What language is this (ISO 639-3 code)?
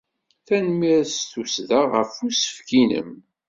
kab